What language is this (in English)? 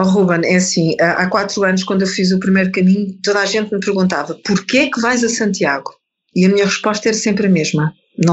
Portuguese